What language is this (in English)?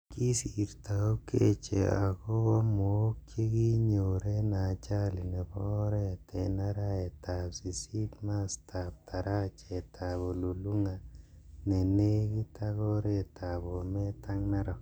Kalenjin